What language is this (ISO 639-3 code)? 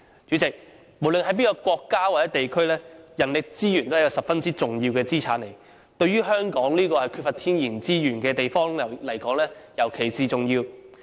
yue